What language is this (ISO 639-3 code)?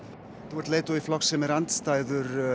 isl